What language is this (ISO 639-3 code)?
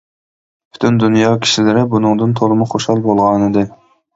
uig